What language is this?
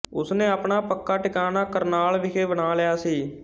Punjabi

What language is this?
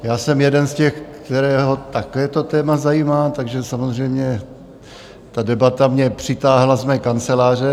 Czech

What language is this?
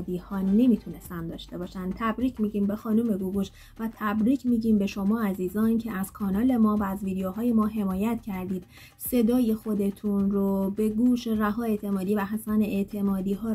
Persian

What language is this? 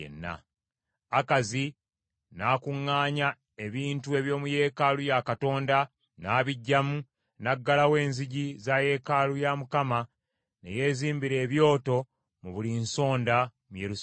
Ganda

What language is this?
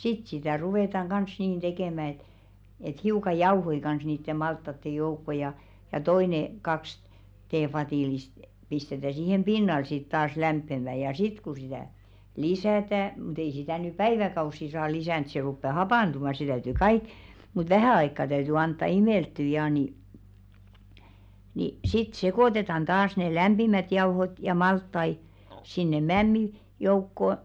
Finnish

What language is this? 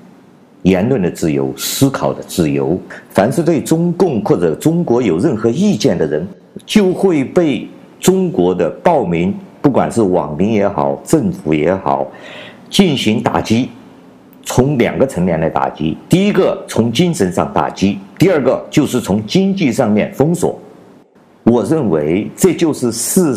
Chinese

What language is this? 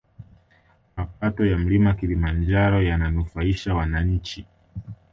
Swahili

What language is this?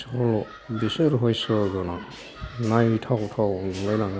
Bodo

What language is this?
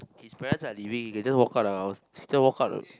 English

